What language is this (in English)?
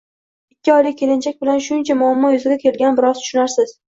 Uzbek